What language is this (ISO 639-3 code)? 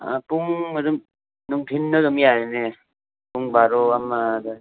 mni